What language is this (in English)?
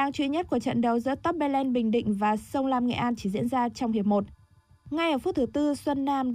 Vietnamese